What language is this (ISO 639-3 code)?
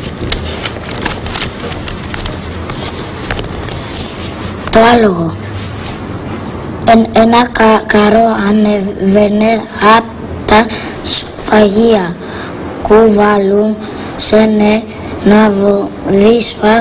ell